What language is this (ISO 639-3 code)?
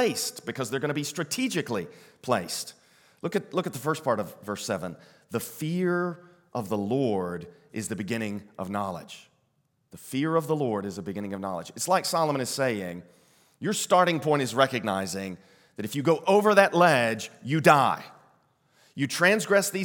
eng